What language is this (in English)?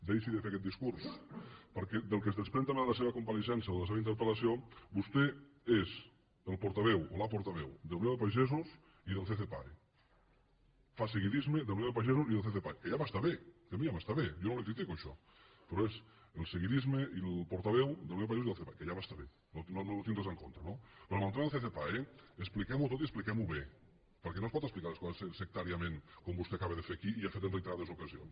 Catalan